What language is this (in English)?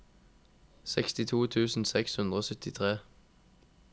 Norwegian